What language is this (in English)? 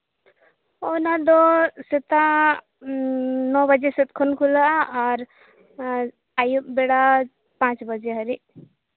Santali